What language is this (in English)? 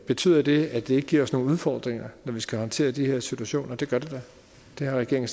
Danish